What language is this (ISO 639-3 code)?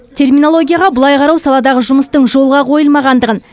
kaz